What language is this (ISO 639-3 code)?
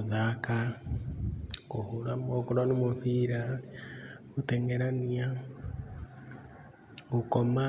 kik